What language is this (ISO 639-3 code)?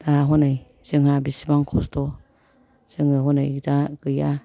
brx